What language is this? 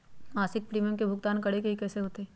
Magahi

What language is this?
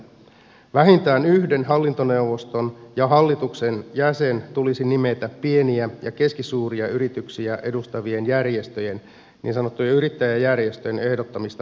Finnish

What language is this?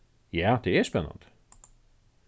Faroese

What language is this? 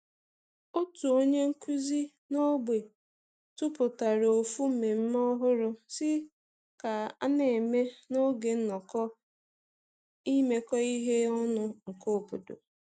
Igbo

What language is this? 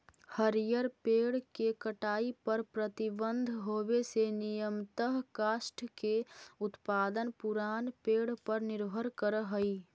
Magahi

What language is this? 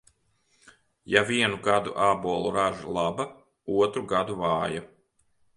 Latvian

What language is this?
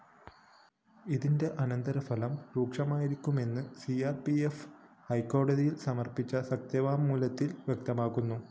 Malayalam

